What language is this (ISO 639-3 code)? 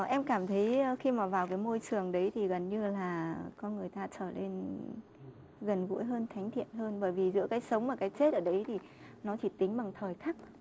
vie